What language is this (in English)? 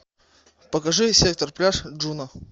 Russian